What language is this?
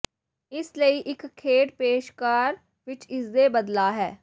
Punjabi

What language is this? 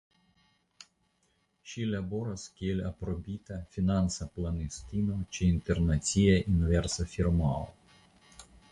Esperanto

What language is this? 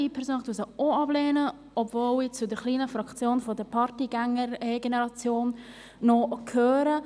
Swiss German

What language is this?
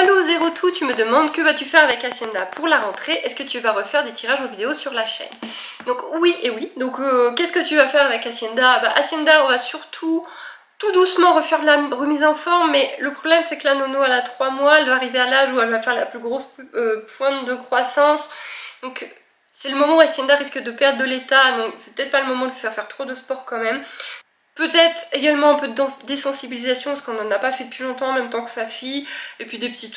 French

